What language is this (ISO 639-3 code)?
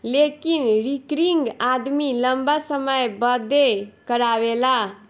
bho